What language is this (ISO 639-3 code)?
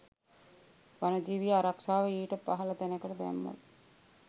sin